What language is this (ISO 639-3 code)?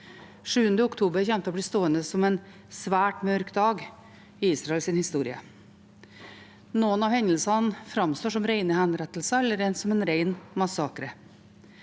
nor